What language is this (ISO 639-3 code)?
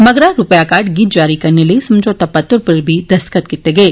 doi